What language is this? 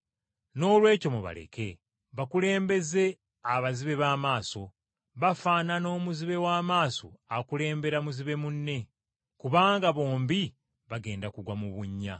Ganda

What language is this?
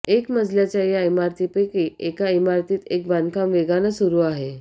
Marathi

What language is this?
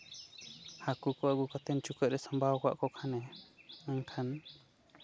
Santali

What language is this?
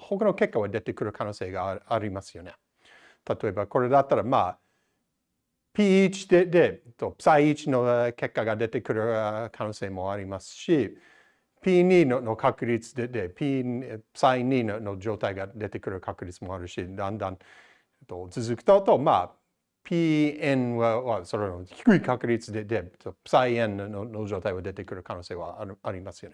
Japanese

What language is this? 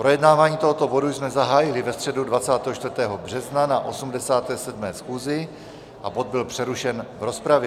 Czech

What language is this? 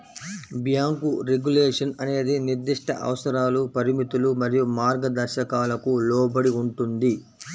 Telugu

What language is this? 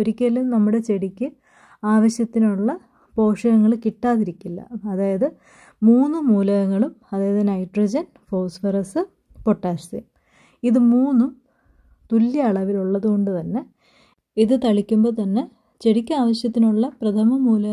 Malayalam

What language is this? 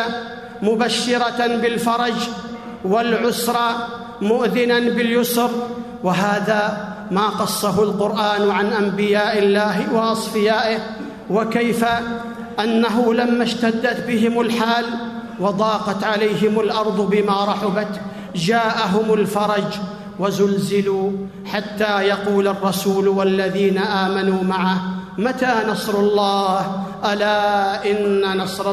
Arabic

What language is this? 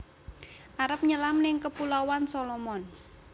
Javanese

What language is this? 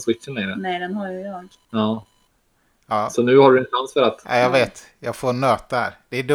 Swedish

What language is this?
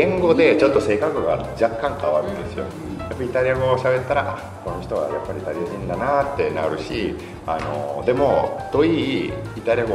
Japanese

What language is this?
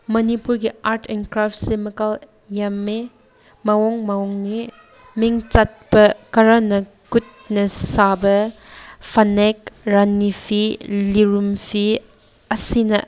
Manipuri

